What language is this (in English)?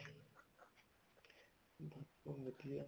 Punjabi